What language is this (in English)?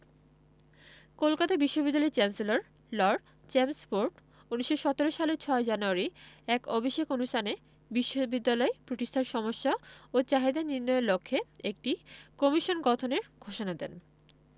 Bangla